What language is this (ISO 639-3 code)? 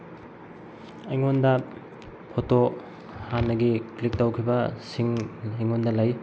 mni